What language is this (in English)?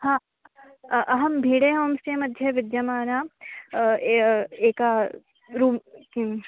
Sanskrit